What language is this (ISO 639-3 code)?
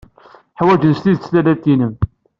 kab